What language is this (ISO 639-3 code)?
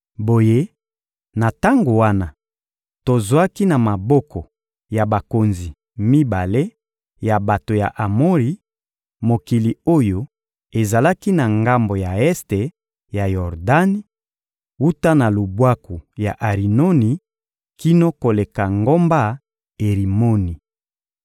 lin